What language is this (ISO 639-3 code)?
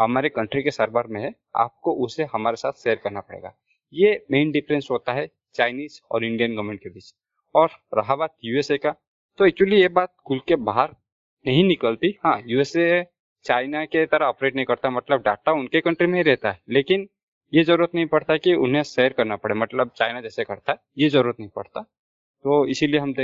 hin